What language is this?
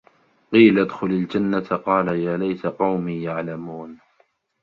Arabic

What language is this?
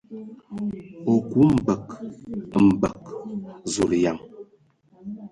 Ewondo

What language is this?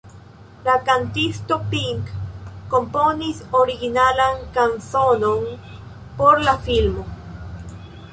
Esperanto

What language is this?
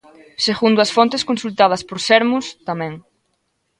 Galician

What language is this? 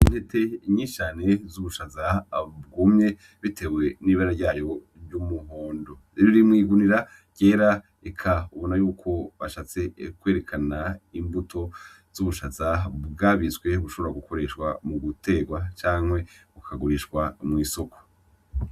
Rundi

